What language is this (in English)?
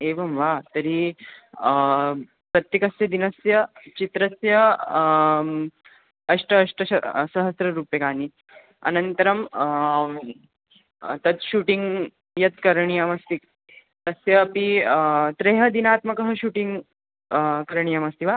Sanskrit